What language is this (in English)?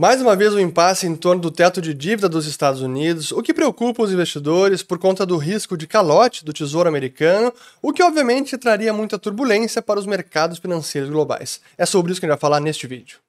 Portuguese